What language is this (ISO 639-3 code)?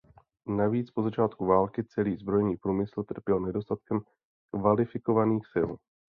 ces